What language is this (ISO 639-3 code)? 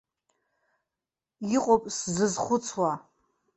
abk